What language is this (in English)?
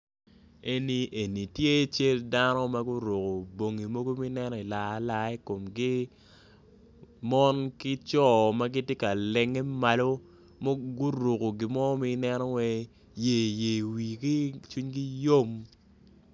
Acoli